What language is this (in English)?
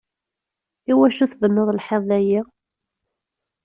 Kabyle